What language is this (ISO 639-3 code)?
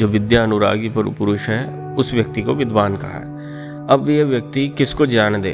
hin